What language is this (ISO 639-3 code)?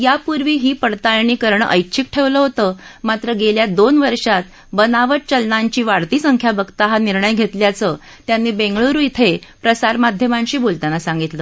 mar